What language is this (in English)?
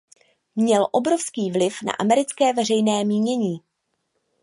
Czech